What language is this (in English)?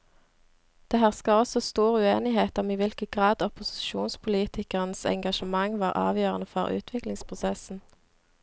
Norwegian